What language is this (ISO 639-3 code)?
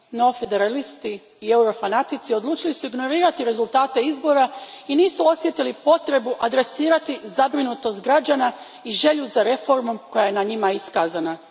hrv